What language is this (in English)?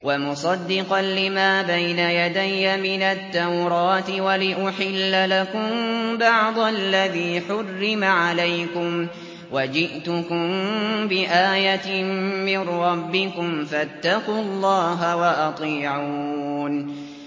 Arabic